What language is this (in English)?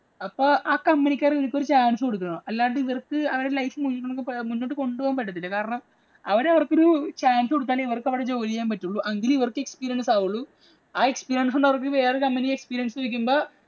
Malayalam